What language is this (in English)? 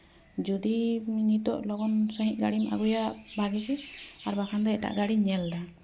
Santali